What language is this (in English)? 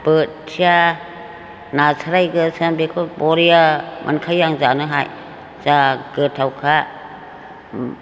Bodo